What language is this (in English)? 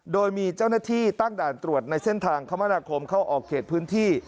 Thai